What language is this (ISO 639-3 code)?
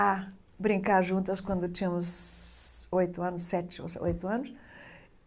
por